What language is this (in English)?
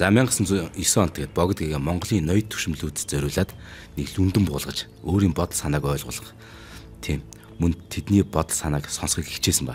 Turkish